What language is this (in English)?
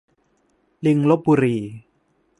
Thai